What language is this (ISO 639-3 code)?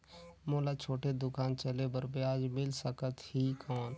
hne